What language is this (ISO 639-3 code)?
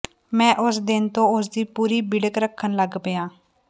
pan